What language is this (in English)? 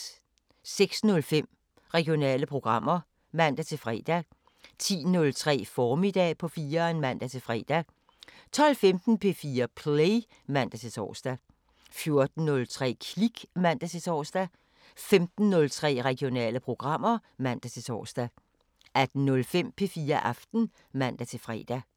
Danish